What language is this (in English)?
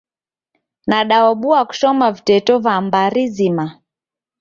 Taita